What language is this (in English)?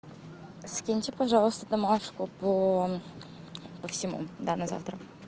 Russian